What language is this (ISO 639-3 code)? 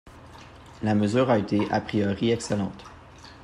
fra